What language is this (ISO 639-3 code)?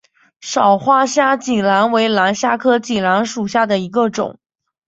zho